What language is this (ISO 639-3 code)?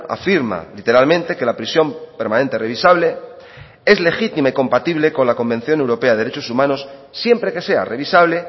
spa